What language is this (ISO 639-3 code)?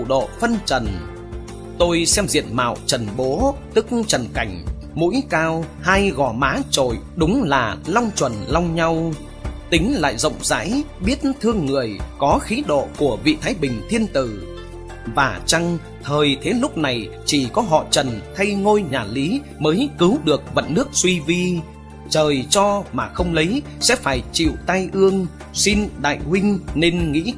vie